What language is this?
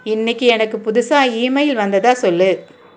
Tamil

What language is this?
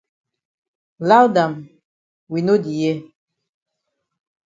Cameroon Pidgin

